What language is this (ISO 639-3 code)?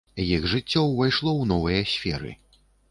bel